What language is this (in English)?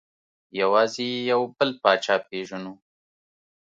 Pashto